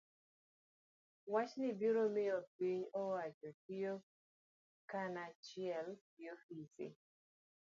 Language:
Luo (Kenya and Tanzania)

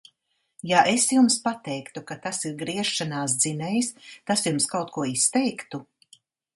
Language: Latvian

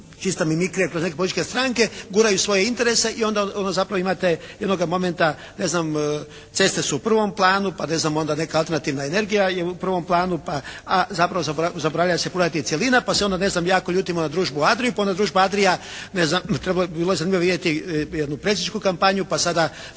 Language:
Croatian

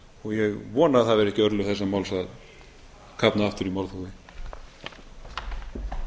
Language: Icelandic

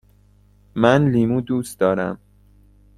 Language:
Persian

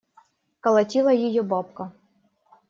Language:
Russian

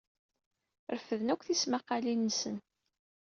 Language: Kabyle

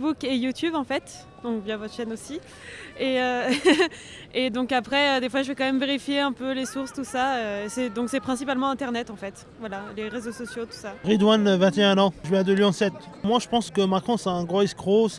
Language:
French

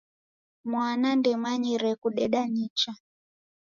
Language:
Taita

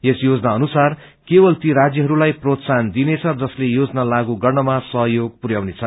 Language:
Nepali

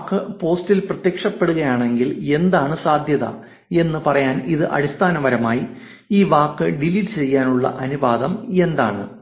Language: Malayalam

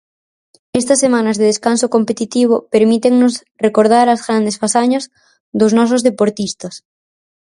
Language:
Galician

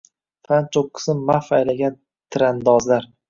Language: Uzbek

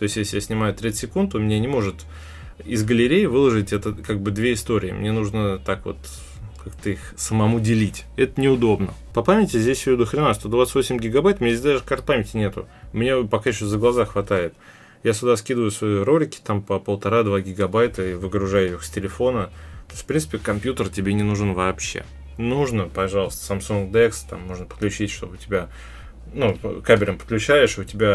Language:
Russian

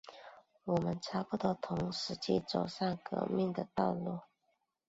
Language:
Chinese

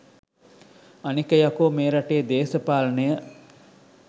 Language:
Sinhala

